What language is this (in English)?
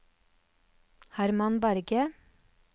Norwegian